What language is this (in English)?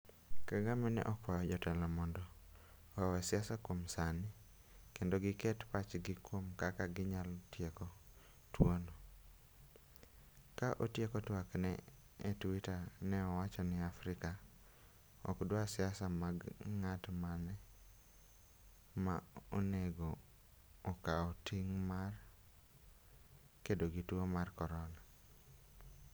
Luo (Kenya and Tanzania)